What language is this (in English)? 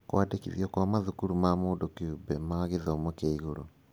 Kikuyu